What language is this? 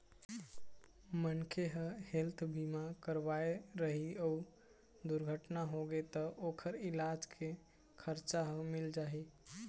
Chhattisgarhi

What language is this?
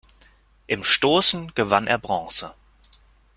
German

